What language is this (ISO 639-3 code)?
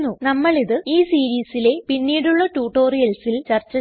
mal